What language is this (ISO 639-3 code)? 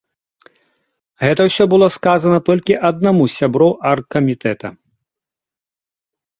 bel